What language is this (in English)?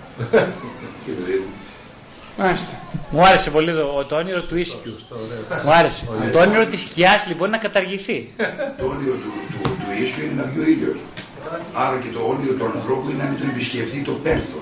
Greek